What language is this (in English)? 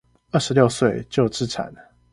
Chinese